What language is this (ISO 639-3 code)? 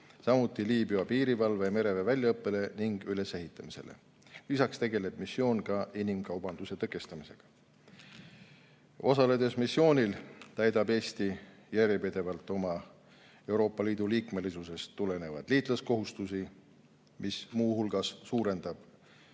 est